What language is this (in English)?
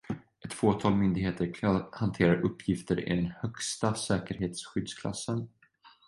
Swedish